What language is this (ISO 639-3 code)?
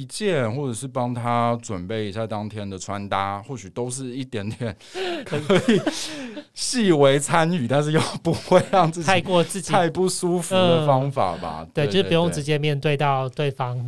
zho